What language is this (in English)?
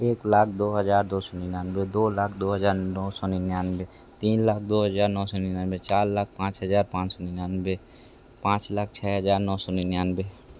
Hindi